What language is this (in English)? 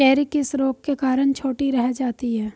Hindi